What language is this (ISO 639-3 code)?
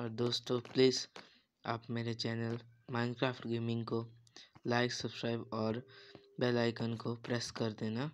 hin